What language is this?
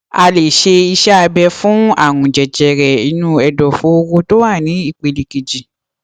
Yoruba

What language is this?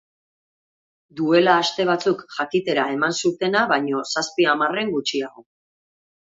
Basque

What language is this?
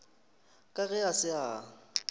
Northern Sotho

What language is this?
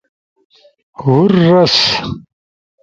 Ushojo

